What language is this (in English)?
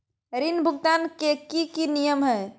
Magahi